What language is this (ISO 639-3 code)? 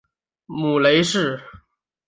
zho